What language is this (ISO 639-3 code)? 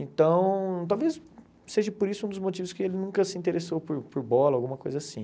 por